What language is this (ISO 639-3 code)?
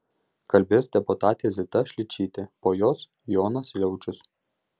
lit